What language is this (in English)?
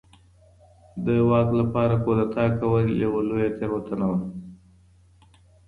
Pashto